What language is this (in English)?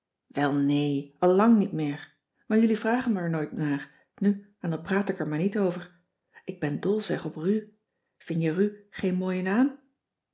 Dutch